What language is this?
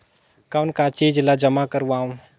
Chhattisgarhi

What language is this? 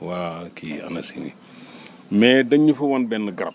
Wolof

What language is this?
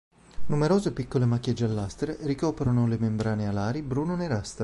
Italian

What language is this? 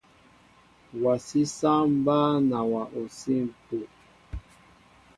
Mbo (Cameroon)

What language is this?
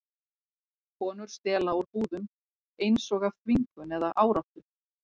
Icelandic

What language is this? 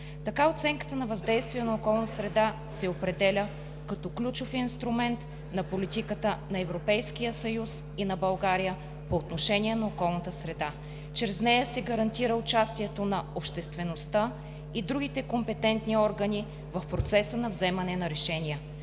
Bulgarian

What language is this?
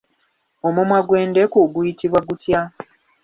Ganda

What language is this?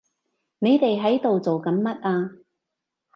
Cantonese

